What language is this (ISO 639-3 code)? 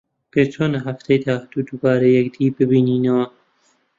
ckb